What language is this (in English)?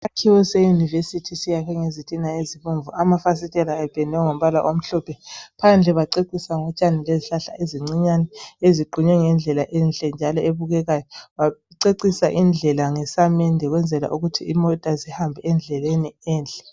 North Ndebele